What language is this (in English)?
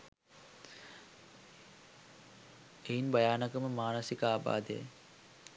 Sinhala